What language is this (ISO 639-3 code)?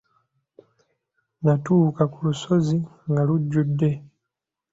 lug